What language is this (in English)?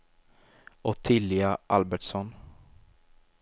Swedish